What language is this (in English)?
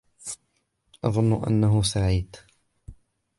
Arabic